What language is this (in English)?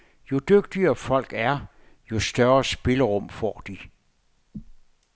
Danish